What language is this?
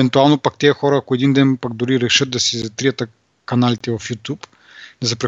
Bulgarian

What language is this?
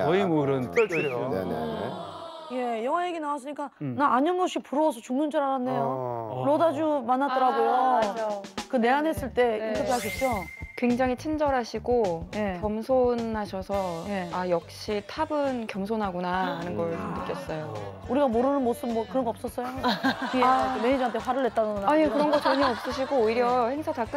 Korean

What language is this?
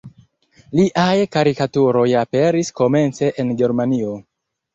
Esperanto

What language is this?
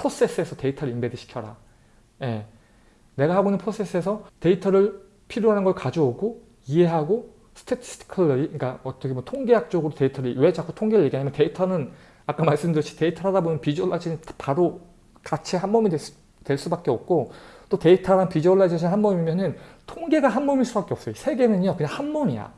Korean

